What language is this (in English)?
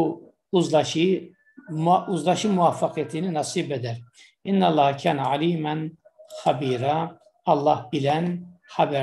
Turkish